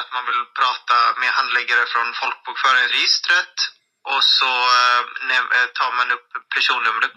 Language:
Swedish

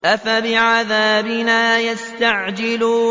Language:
Arabic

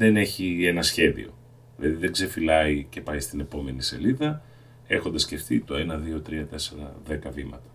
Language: Greek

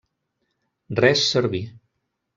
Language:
Catalan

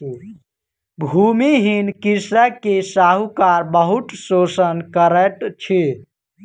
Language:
Maithili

